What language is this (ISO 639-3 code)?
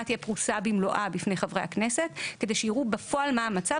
heb